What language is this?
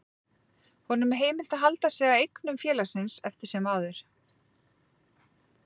Icelandic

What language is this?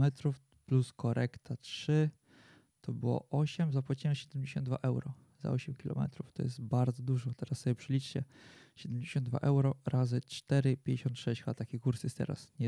Polish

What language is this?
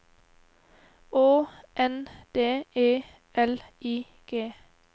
Norwegian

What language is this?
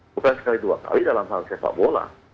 Indonesian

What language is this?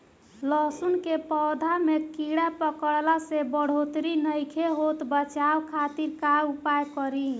Bhojpuri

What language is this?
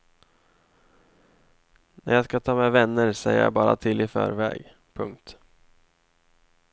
Swedish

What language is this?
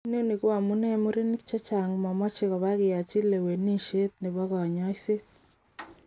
Kalenjin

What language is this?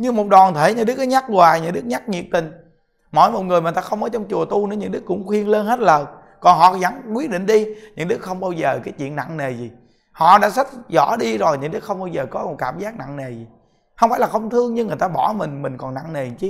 Vietnamese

